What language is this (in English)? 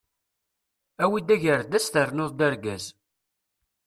Kabyle